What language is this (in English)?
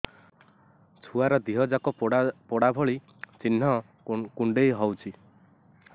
Odia